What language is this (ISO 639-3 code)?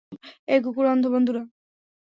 ben